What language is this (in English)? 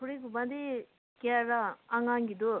Manipuri